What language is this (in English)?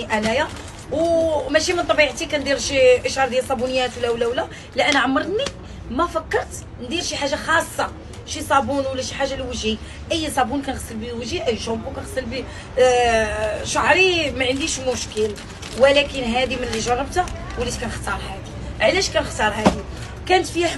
Arabic